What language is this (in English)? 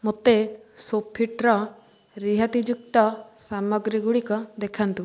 Odia